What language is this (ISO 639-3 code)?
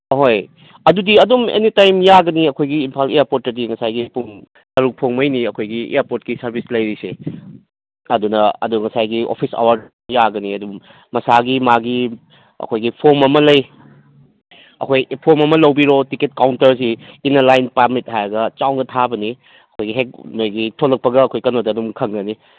mni